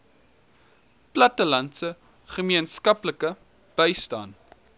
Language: Afrikaans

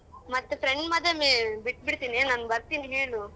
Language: Kannada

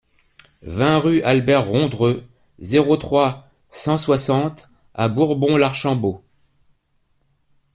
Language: French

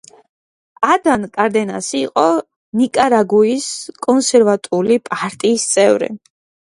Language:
Georgian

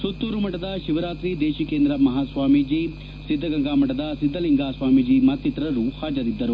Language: Kannada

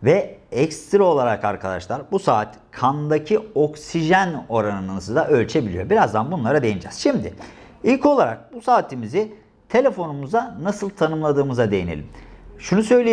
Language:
Turkish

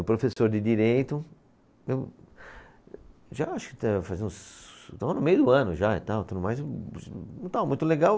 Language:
Portuguese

